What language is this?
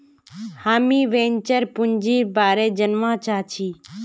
Magahi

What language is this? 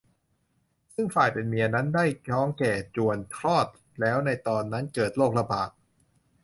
Thai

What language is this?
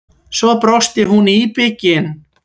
Icelandic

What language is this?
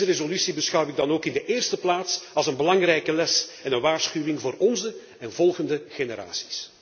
Dutch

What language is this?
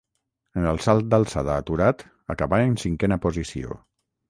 Catalan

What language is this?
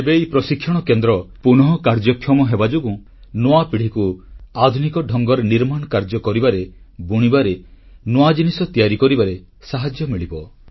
Odia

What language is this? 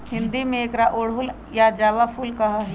Magahi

